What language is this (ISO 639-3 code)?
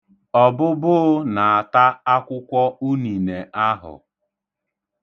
ibo